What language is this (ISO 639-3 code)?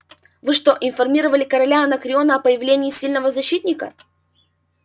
rus